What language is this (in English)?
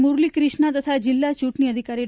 Gujarati